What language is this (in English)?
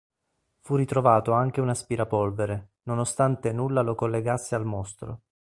Italian